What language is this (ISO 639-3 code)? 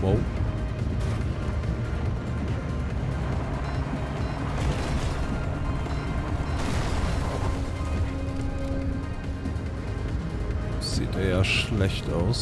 deu